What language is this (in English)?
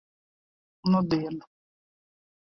Latvian